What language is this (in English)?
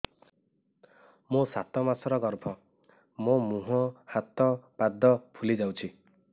Odia